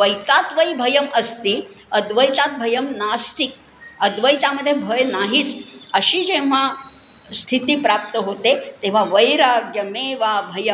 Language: Marathi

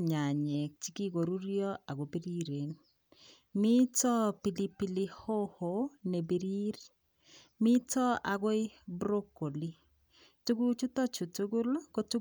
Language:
Kalenjin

